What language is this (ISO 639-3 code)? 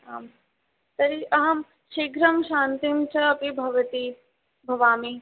san